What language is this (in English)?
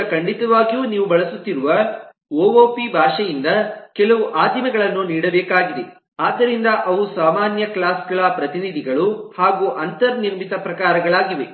Kannada